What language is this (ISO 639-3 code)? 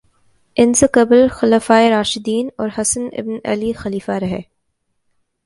urd